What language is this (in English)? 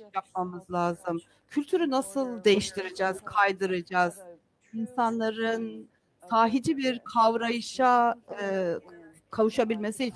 Turkish